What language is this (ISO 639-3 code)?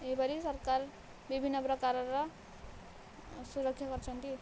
ori